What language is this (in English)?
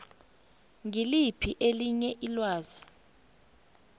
South Ndebele